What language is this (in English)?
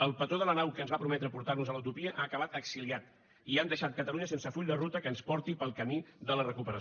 Catalan